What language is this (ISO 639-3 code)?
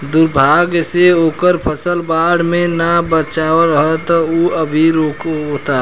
bho